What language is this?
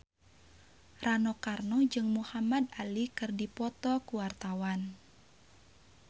Sundanese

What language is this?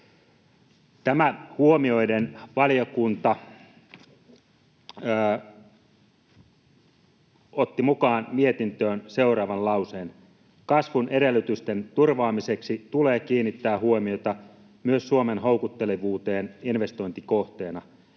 Finnish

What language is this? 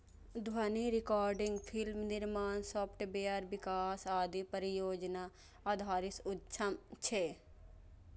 Maithili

